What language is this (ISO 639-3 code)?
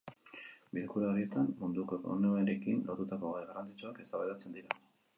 eus